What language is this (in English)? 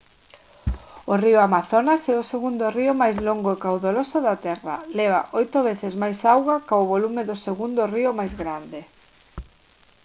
Galician